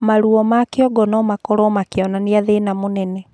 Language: Kikuyu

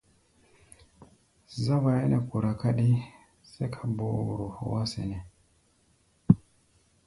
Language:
Gbaya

